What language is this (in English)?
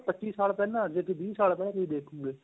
Punjabi